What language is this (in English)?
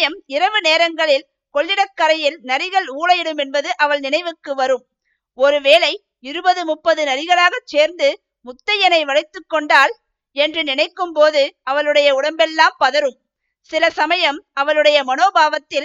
Tamil